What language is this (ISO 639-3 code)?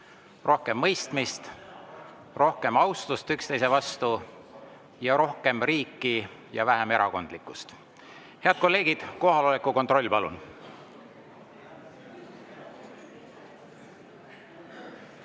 est